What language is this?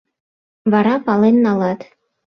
Mari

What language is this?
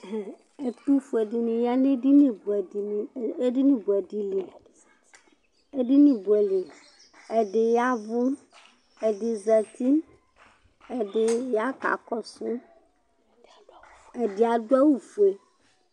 Ikposo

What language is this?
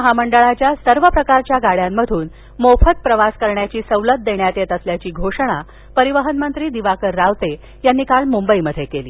Marathi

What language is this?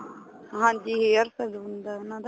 Punjabi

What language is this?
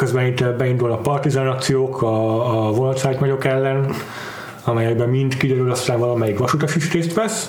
Hungarian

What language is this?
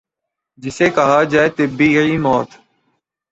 Urdu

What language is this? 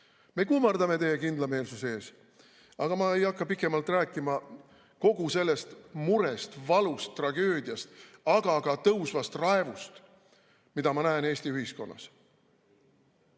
Estonian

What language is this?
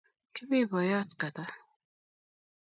Kalenjin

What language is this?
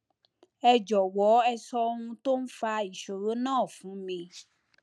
Yoruba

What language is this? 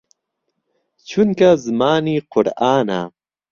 Central Kurdish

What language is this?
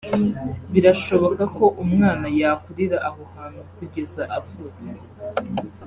Kinyarwanda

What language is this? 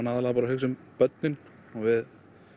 Icelandic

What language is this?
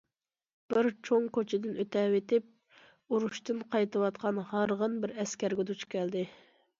Uyghur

